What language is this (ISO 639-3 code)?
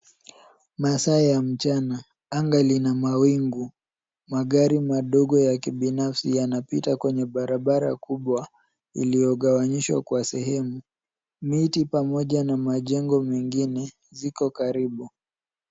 swa